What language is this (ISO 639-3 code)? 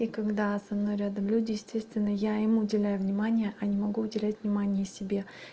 rus